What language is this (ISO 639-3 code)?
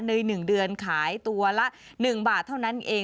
tha